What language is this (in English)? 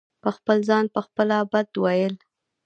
Pashto